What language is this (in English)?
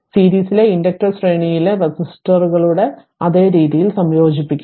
Malayalam